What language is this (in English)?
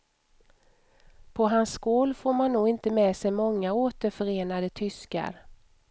Swedish